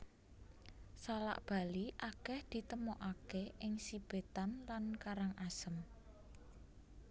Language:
Javanese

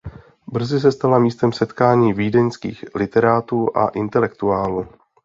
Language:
Czech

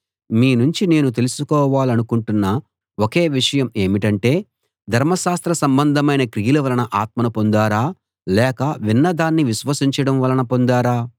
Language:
Telugu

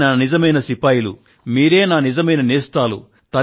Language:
Telugu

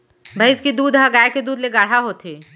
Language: Chhattisgarhi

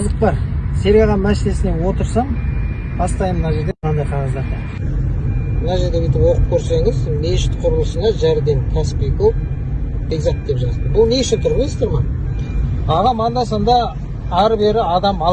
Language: Turkish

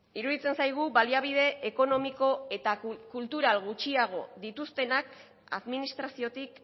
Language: Basque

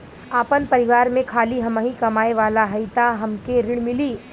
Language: Bhojpuri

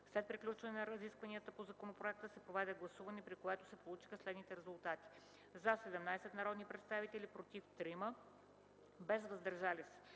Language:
Bulgarian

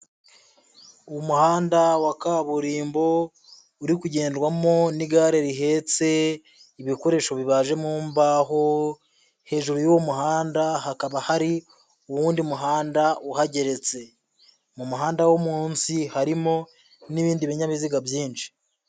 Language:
Kinyarwanda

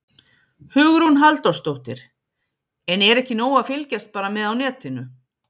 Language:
Icelandic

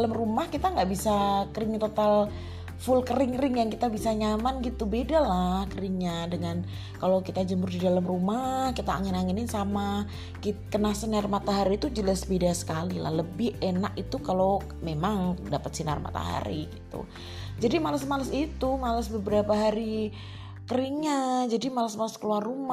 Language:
Indonesian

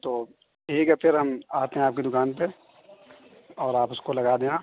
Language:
Urdu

